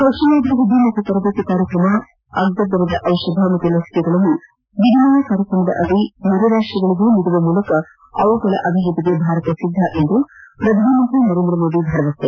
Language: Kannada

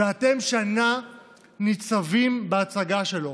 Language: Hebrew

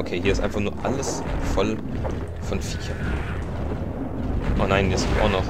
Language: German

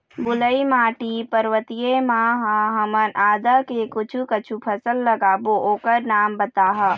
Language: Chhattisgarhi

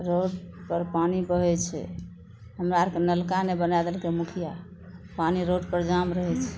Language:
Maithili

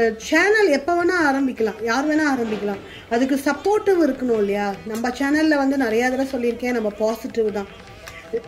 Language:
Romanian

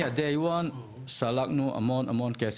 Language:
Hebrew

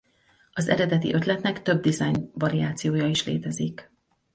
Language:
Hungarian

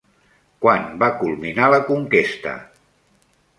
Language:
Catalan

